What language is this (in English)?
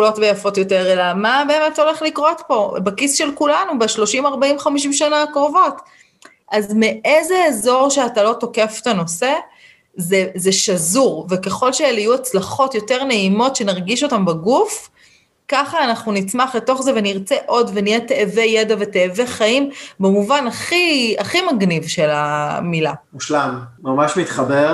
Hebrew